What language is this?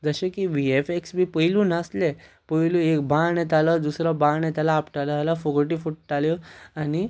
Konkani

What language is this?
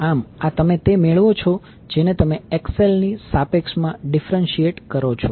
Gujarati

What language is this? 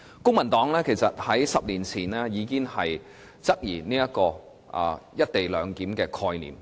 Cantonese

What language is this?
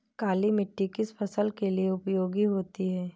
Hindi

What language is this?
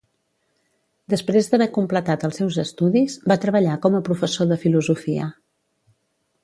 Catalan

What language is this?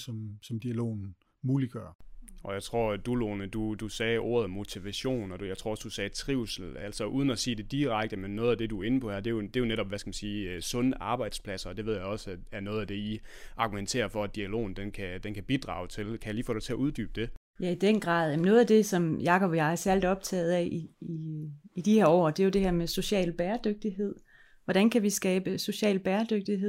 Danish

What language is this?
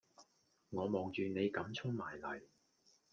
Cantonese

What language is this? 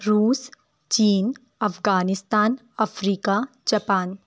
Urdu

